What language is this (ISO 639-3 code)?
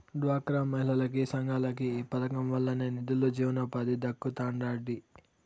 tel